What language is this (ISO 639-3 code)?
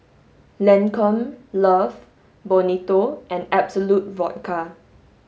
eng